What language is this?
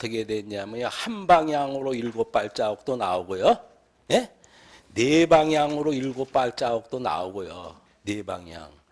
Korean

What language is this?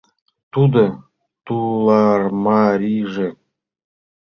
Mari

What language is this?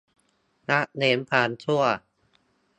Thai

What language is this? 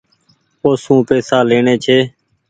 Goaria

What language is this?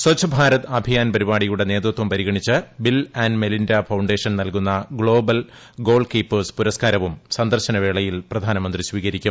Malayalam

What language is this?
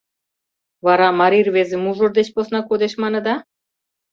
Mari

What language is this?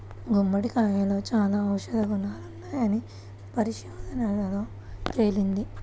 Telugu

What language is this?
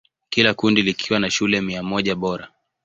Swahili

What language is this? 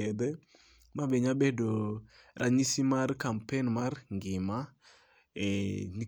Luo (Kenya and Tanzania)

